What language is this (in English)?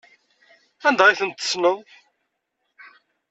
Kabyle